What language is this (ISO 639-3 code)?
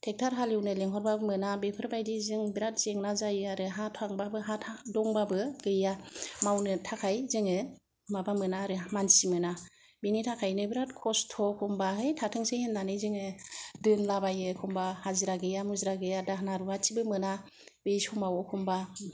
brx